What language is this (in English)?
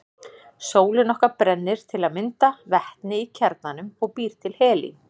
Icelandic